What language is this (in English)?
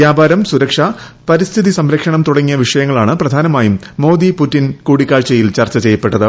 Malayalam